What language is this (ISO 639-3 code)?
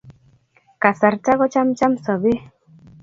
kln